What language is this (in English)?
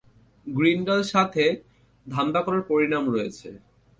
Bangla